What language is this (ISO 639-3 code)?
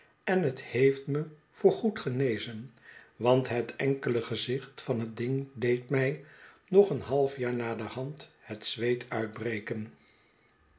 nld